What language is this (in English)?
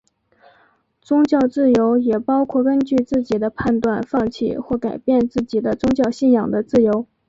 Chinese